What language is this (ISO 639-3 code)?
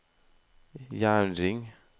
nor